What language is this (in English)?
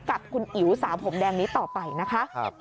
Thai